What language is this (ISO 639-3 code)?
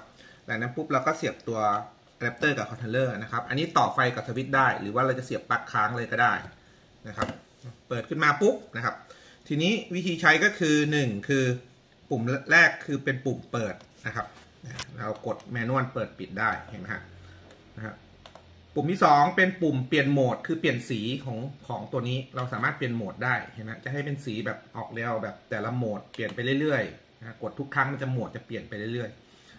tha